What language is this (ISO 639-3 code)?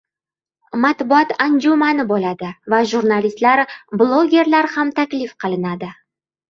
uzb